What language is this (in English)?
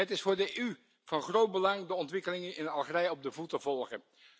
Dutch